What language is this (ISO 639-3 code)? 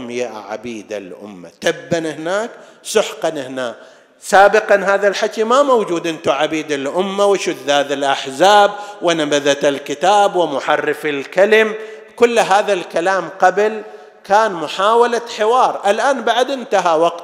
ara